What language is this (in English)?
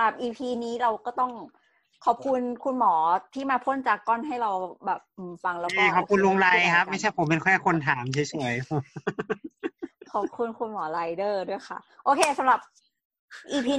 Thai